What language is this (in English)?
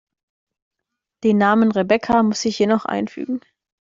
German